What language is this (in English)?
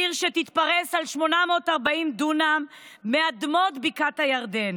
Hebrew